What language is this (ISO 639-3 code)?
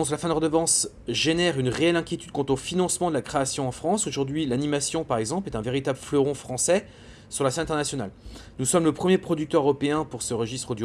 fra